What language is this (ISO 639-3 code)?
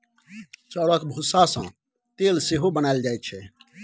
mai